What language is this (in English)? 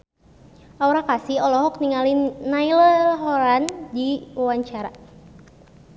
Sundanese